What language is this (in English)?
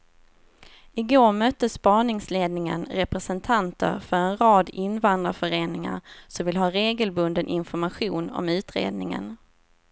Swedish